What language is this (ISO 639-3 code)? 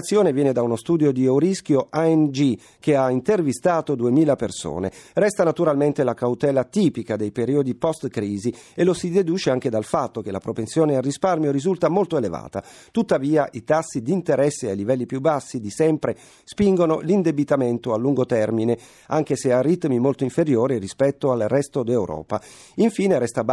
ita